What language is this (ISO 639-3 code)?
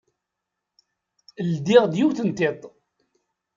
kab